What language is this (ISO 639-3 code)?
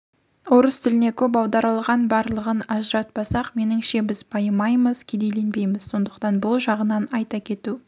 kaz